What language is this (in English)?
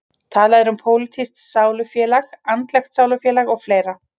Icelandic